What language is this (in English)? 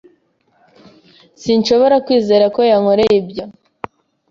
Kinyarwanda